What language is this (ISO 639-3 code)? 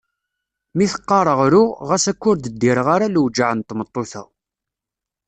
kab